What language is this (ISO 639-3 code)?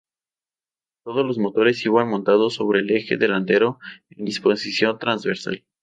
spa